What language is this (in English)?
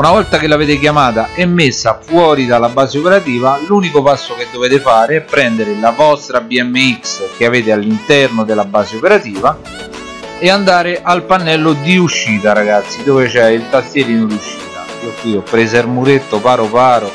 Italian